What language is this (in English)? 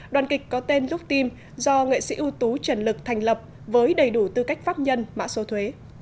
Vietnamese